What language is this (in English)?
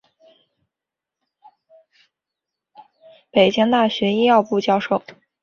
Chinese